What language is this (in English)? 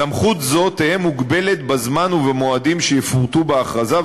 Hebrew